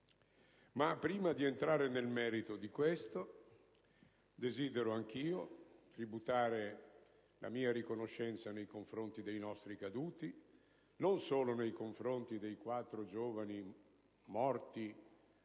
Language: Italian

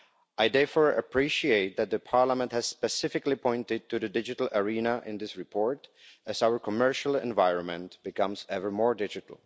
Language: English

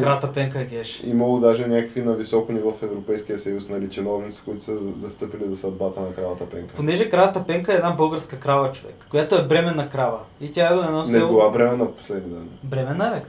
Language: Bulgarian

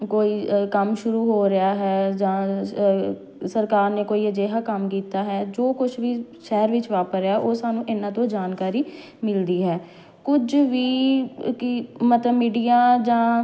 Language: Punjabi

